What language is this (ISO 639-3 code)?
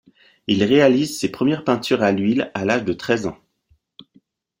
fra